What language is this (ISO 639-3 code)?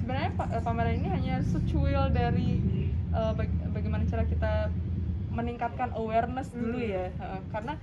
ind